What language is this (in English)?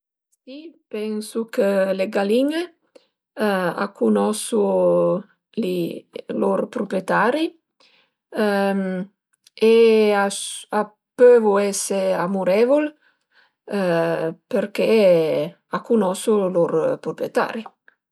Piedmontese